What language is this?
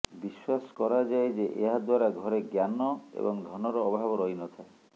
Odia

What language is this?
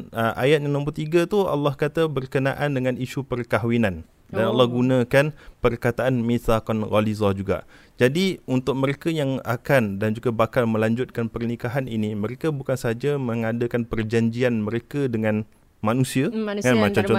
Malay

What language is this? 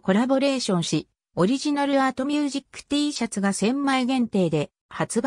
Japanese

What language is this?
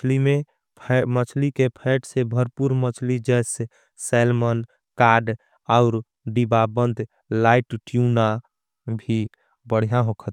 Angika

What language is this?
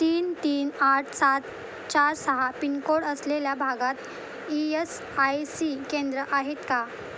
Marathi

